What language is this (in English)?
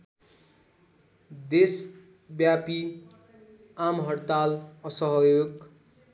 Nepali